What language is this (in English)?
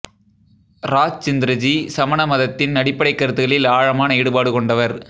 Tamil